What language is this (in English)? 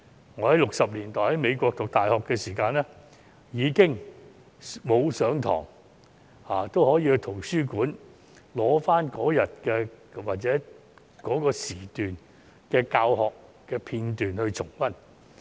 Cantonese